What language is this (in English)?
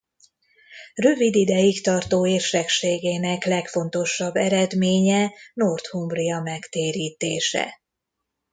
Hungarian